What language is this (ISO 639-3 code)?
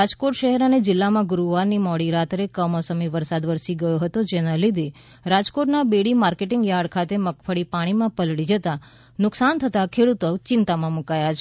guj